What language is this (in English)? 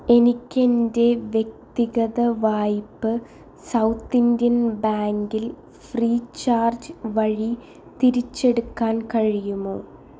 Malayalam